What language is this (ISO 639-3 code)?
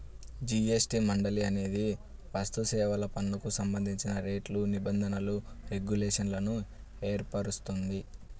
tel